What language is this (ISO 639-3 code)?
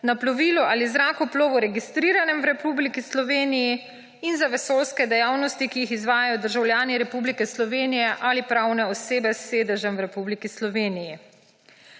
slv